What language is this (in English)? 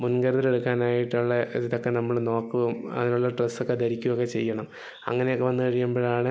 Malayalam